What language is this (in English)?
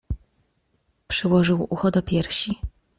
Polish